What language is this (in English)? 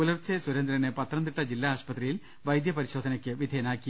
Malayalam